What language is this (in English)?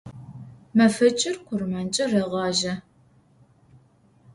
Adyghe